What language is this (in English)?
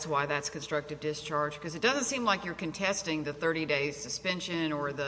English